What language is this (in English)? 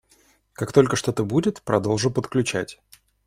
Russian